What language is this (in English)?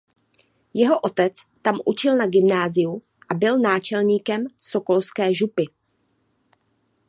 Czech